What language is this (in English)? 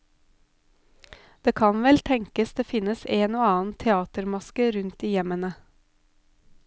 Norwegian